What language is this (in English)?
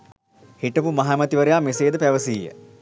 Sinhala